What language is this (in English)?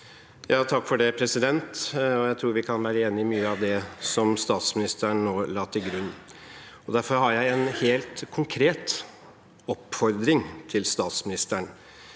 Norwegian